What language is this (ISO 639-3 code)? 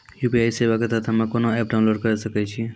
mai